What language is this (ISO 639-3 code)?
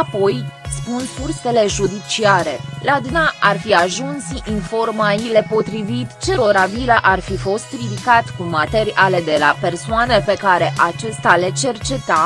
ron